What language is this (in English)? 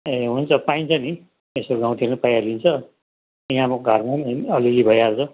Nepali